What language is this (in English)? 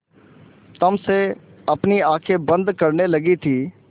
Hindi